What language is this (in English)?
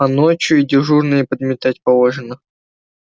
Russian